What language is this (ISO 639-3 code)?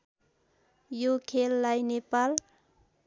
nep